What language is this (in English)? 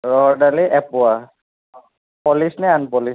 Assamese